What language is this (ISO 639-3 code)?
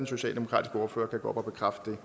dan